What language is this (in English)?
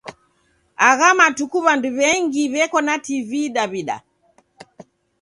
Taita